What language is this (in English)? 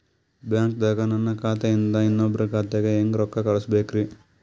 Kannada